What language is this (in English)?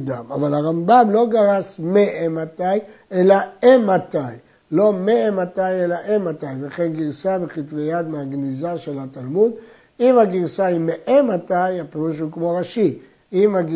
Hebrew